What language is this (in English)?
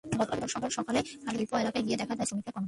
Bangla